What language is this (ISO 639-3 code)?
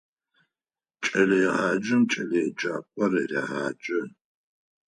ady